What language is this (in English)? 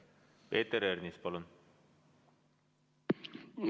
Estonian